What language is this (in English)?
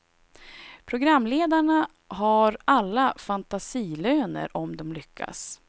Swedish